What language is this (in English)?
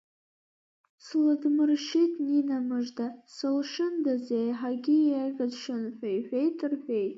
Abkhazian